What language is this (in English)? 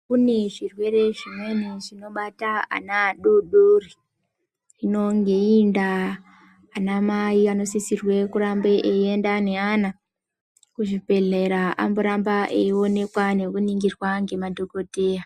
Ndau